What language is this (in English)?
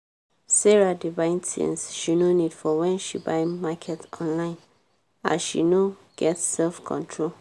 Nigerian Pidgin